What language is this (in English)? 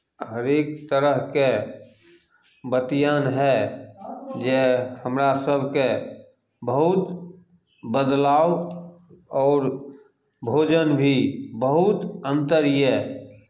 Maithili